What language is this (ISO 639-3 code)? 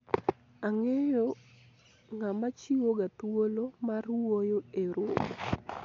luo